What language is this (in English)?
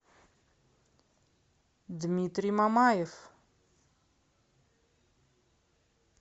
Russian